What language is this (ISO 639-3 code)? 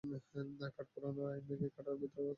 ben